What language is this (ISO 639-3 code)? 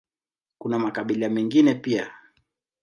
swa